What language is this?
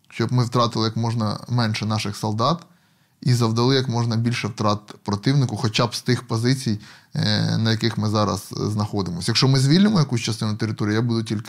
Ukrainian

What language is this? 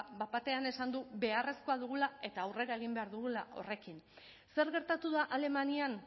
Basque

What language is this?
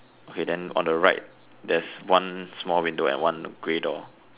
English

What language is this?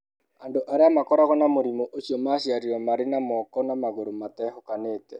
Kikuyu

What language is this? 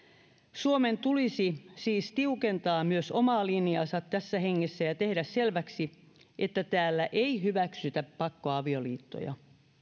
Finnish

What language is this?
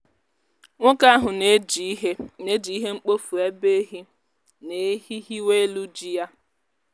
Igbo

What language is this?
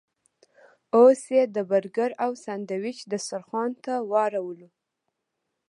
Pashto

